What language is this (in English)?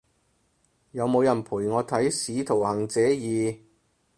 Cantonese